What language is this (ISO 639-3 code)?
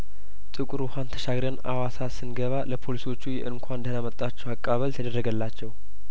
amh